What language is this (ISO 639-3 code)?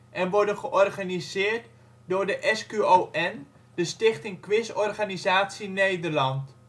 nld